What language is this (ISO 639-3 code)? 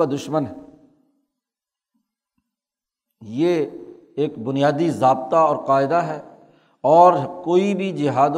urd